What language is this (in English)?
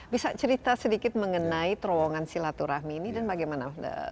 Indonesian